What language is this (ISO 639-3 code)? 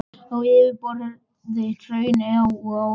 isl